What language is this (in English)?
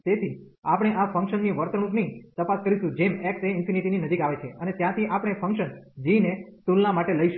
Gujarati